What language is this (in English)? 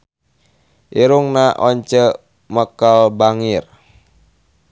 Sundanese